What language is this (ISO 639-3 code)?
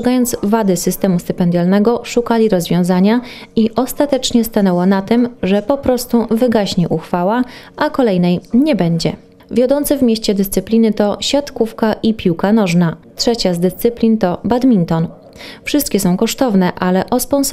pol